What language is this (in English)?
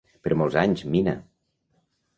Catalan